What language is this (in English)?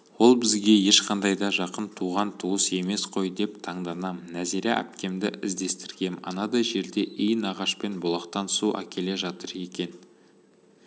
Kazakh